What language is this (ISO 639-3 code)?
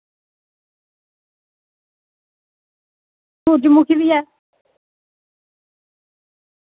doi